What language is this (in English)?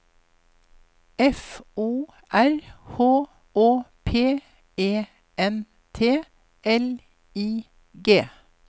Norwegian